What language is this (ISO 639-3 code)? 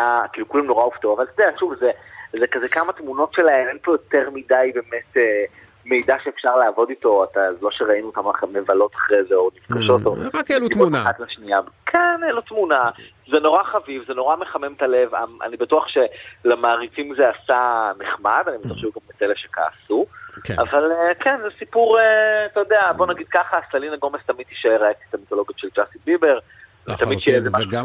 heb